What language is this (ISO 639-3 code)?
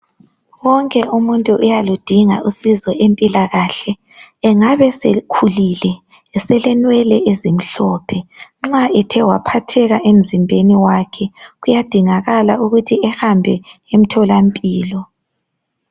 nde